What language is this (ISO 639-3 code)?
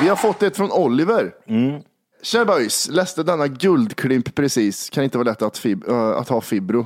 swe